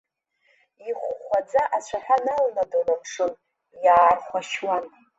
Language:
Abkhazian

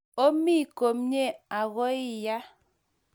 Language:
Kalenjin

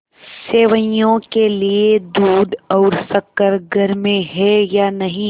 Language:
Hindi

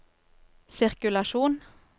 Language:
Norwegian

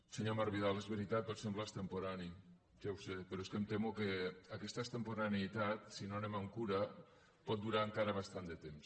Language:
Catalan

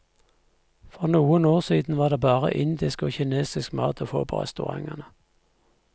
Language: Norwegian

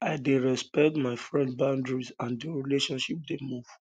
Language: Nigerian Pidgin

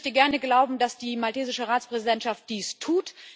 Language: German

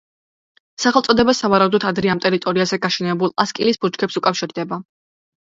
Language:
Georgian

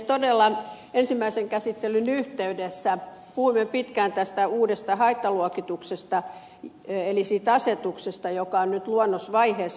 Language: Finnish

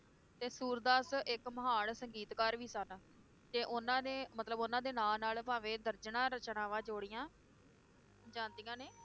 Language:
Punjabi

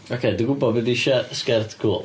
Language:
Welsh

